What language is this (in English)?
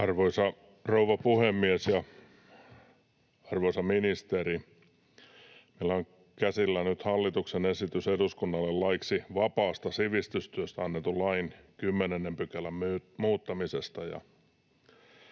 Finnish